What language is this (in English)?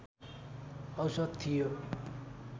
Nepali